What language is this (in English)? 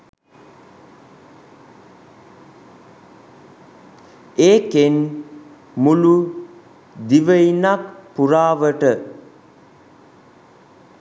Sinhala